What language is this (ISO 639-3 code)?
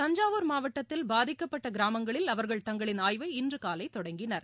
tam